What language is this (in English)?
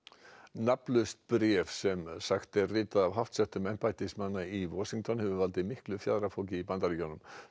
Icelandic